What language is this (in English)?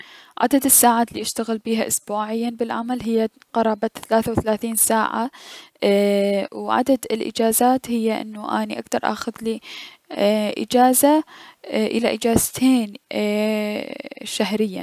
Mesopotamian Arabic